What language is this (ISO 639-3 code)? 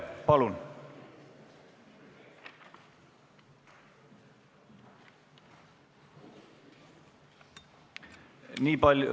est